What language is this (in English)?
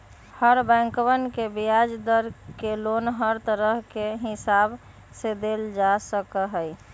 Magahi